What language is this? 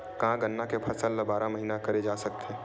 Chhattisgarhi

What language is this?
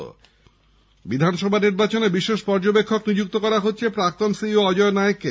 Bangla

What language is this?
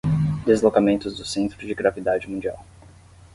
Portuguese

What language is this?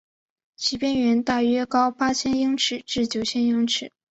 Chinese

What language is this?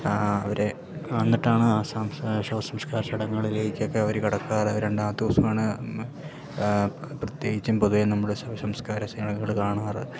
Malayalam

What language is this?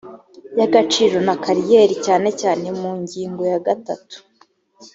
Kinyarwanda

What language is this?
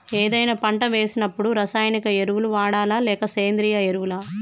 Telugu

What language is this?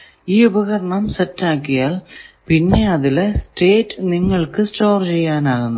Malayalam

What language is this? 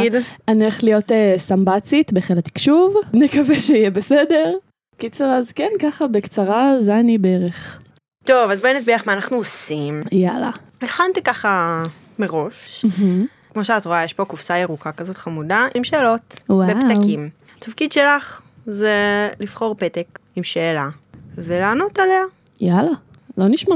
Hebrew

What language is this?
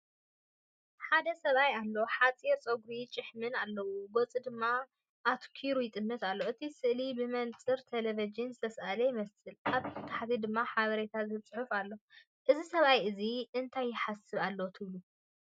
Tigrinya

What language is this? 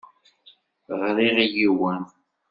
Kabyle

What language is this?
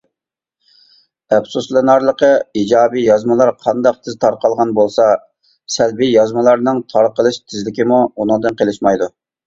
Uyghur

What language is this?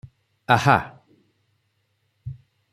Odia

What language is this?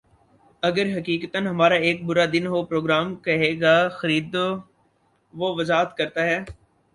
Urdu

